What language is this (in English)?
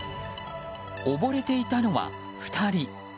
Japanese